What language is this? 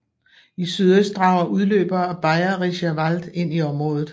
Danish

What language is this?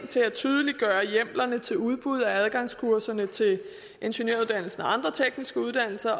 Danish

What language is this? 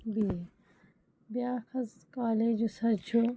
Kashmiri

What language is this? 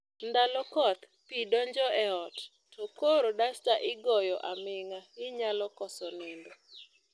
Luo (Kenya and Tanzania)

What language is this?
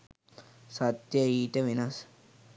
Sinhala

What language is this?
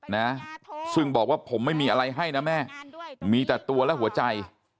Thai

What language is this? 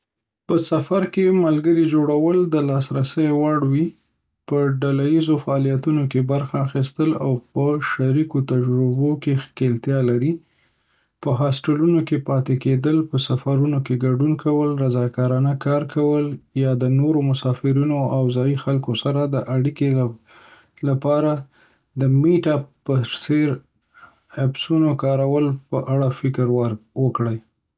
Pashto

